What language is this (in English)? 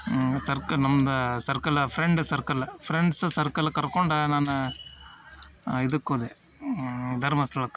Kannada